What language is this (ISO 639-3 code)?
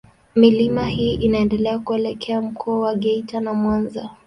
swa